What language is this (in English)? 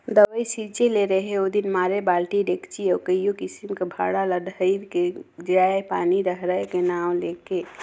Chhattisgarhi